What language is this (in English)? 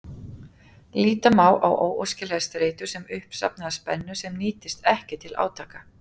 Icelandic